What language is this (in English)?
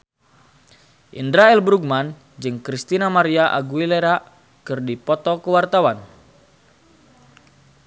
Sundanese